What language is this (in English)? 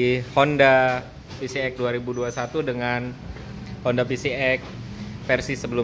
Indonesian